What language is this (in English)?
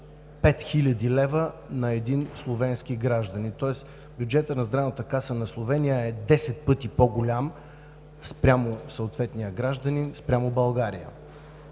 Bulgarian